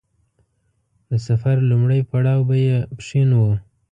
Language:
Pashto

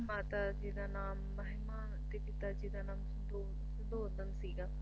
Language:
Punjabi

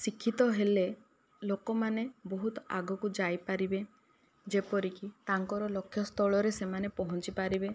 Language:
Odia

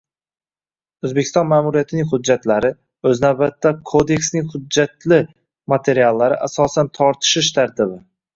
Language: Uzbek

